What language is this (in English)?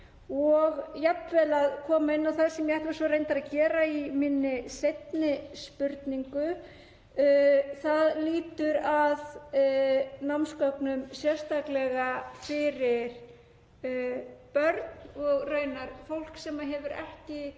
Icelandic